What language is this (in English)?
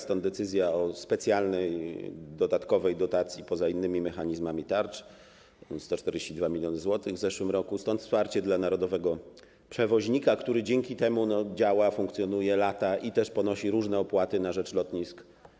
Polish